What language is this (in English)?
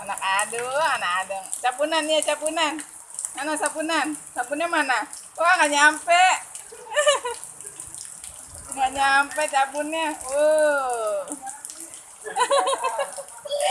Indonesian